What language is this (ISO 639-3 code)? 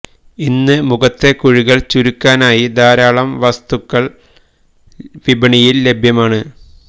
mal